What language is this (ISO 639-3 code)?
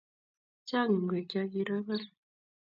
kln